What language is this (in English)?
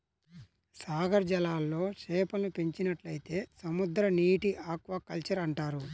Telugu